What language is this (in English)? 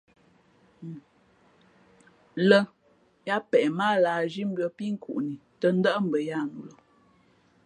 Fe'fe'